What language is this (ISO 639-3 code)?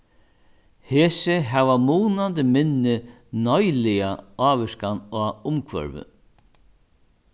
fao